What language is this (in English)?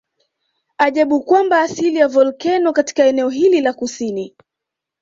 Swahili